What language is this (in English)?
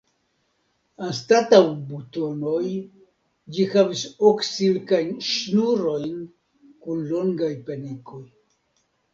Esperanto